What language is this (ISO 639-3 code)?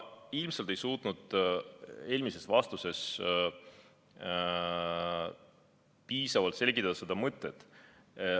est